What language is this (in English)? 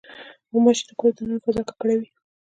Pashto